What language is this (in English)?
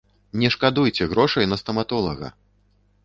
Belarusian